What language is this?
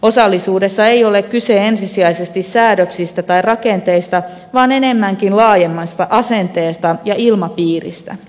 Finnish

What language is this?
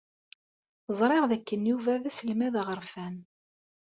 Kabyle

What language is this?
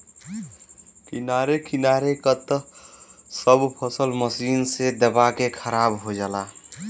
Bhojpuri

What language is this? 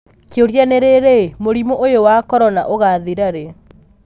Kikuyu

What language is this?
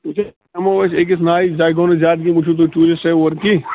Kashmiri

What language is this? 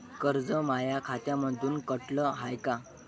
Marathi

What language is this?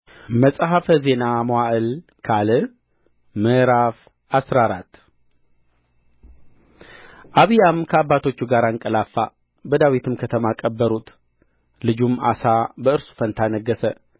Amharic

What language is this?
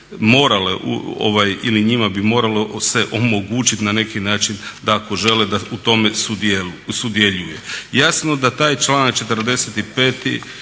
Croatian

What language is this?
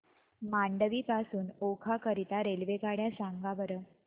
Marathi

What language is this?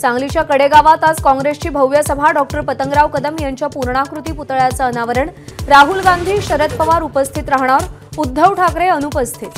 Marathi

